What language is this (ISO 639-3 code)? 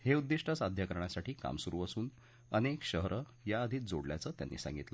mar